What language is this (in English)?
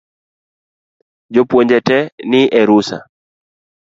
Luo (Kenya and Tanzania)